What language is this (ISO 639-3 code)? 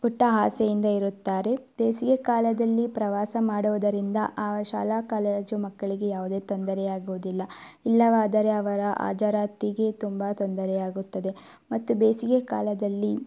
kan